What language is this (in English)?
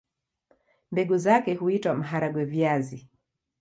Swahili